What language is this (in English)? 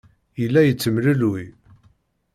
Kabyle